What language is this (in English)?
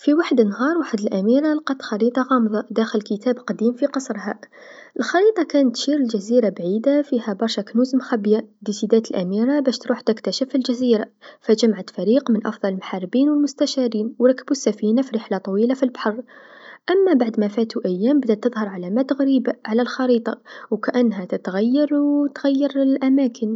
Tunisian Arabic